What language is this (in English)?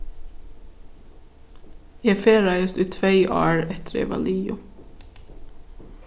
Faroese